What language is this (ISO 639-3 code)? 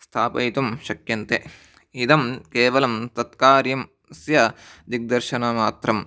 san